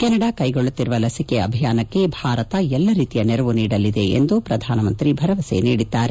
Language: Kannada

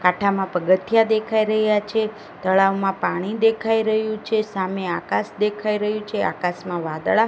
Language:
Gujarati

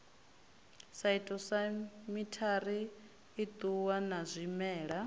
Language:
Venda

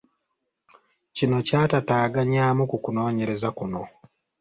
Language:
Ganda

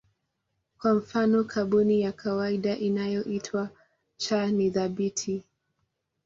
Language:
Swahili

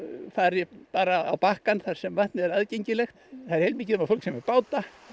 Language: Icelandic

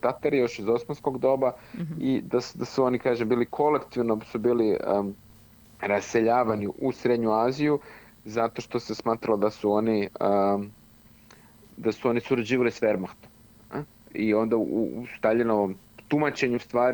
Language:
Croatian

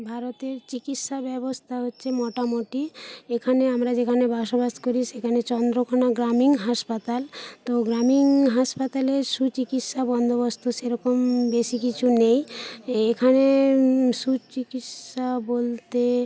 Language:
Bangla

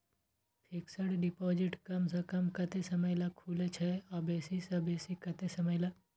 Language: Maithili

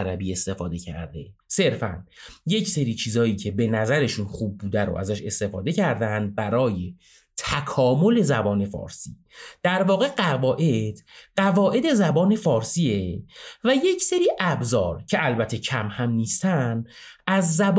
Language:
Persian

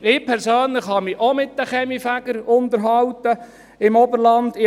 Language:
Swiss German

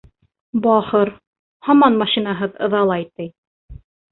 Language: Bashkir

